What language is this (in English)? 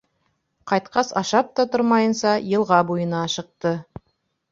Bashkir